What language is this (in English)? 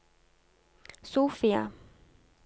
Norwegian